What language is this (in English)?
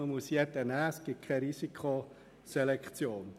Swiss German